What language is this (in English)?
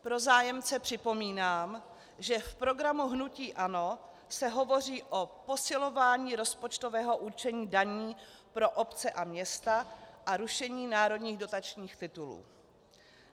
Czech